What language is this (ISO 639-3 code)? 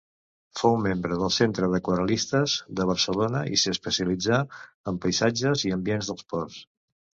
cat